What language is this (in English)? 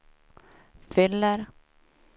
Swedish